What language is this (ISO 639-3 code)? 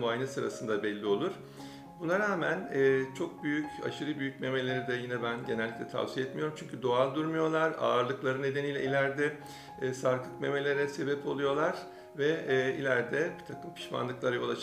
tur